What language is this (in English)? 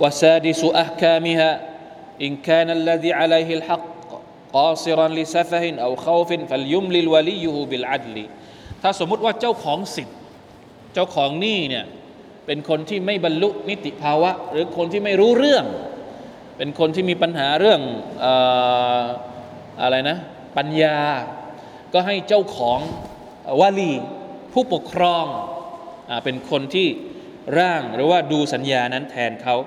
Thai